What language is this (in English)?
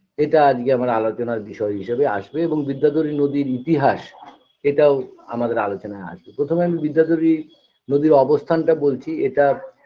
Bangla